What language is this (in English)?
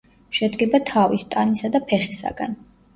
Georgian